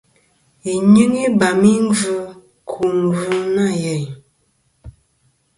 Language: Kom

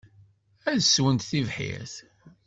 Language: Kabyle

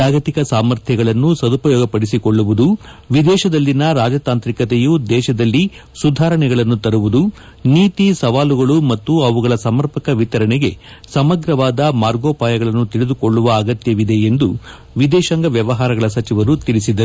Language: Kannada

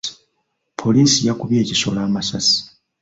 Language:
Ganda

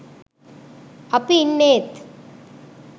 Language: Sinhala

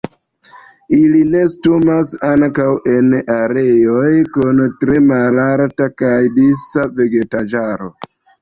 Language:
Esperanto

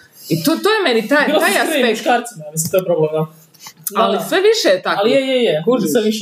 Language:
Croatian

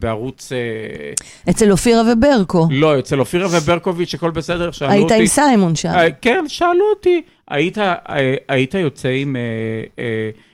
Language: Hebrew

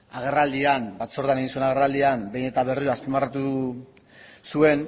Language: Basque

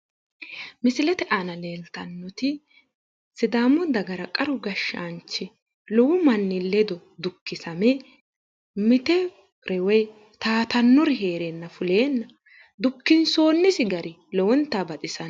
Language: Sidamo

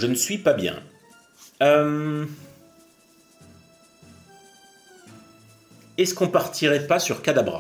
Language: French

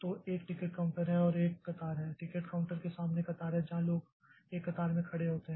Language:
Hindi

